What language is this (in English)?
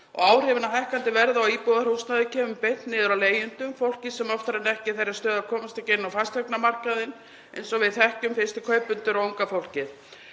Icelandic